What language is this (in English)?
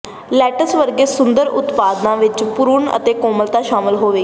Punjabi